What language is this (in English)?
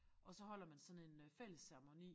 Danish